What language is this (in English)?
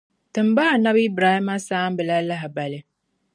Dagbani